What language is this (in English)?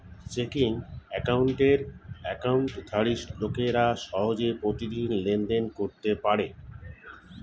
Bangla